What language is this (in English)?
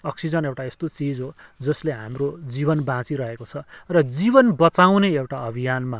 Nepali